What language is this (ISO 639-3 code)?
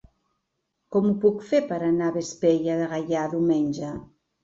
cat